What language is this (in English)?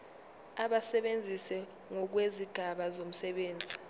Zulu